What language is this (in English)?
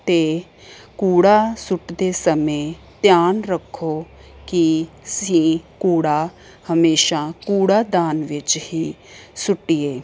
Punjabi